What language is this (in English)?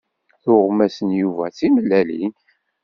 Kabyle